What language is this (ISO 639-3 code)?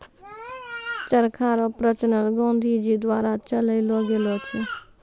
mai